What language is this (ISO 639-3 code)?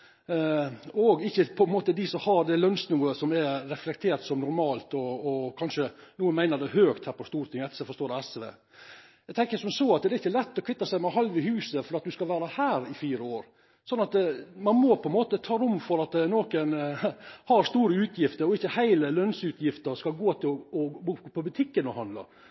nno